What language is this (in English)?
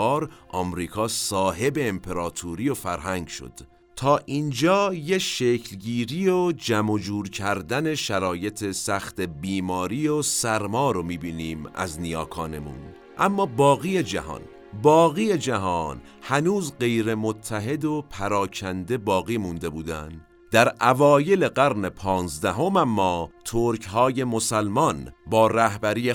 Persian